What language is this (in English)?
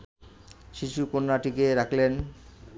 Bangla